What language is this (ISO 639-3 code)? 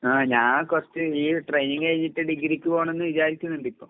mal